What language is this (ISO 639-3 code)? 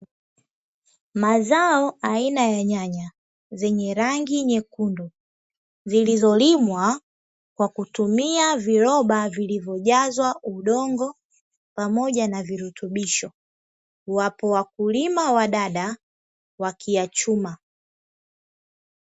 swa